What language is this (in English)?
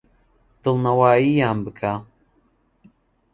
Central Kurdish